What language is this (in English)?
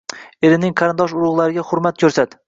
Uzbek